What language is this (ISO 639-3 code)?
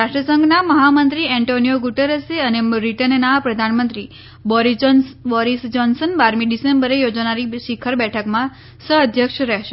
guj